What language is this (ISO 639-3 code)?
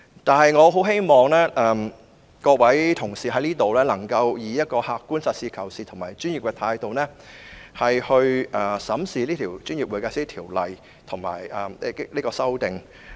yue